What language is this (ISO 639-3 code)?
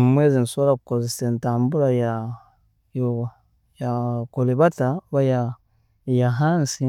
ttj